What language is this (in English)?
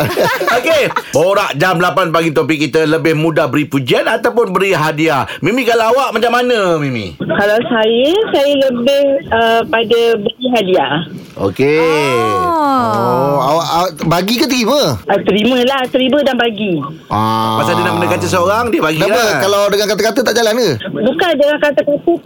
Malay